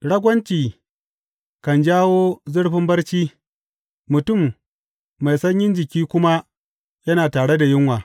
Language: Hausa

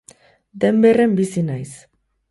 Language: Basque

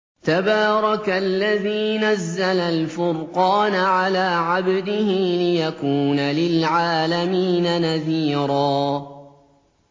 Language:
Arabic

